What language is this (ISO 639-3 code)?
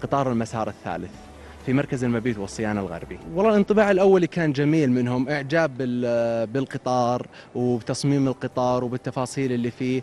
ara